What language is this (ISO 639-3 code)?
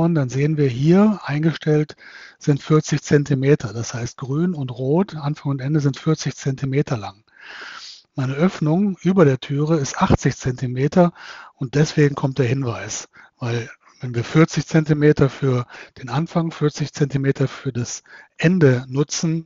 deu